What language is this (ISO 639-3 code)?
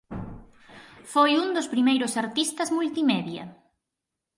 glg